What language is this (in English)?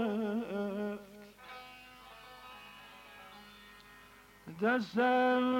Persian